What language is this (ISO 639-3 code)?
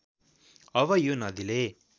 nep